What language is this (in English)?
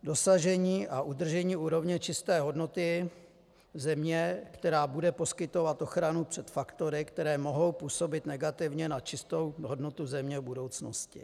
Czech